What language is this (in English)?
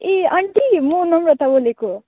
Nepali